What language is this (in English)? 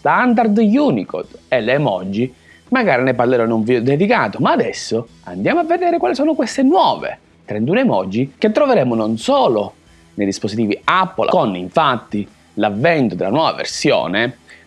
Italian